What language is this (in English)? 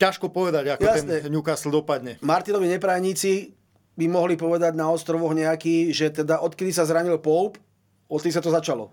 Slovak